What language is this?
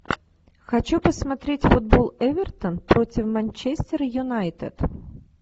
Russian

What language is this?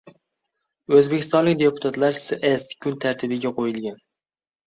Uzbek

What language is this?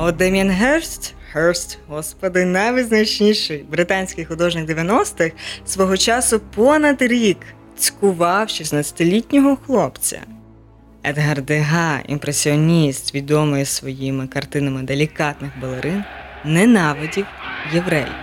Ukrainian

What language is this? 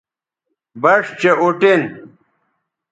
Bateri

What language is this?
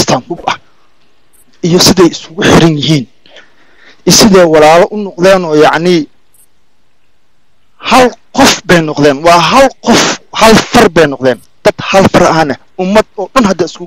Arabic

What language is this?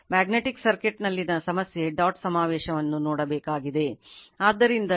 Kannada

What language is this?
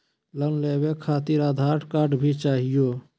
Magahi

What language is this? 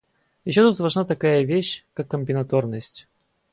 Russian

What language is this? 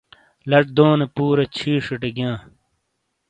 Shina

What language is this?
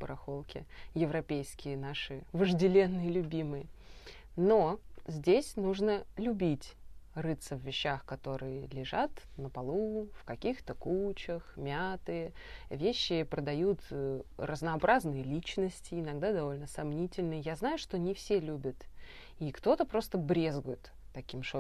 Russian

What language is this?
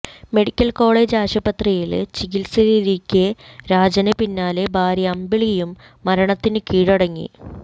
Malayalam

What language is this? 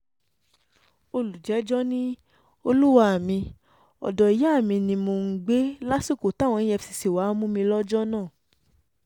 Yoruba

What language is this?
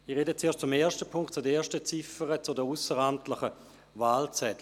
Swiss German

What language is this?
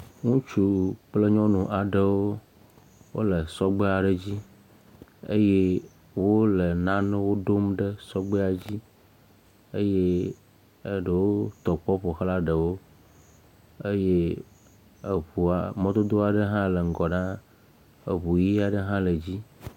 Ewe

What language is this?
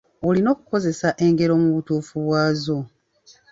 Ganda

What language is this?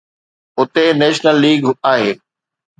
Sindhi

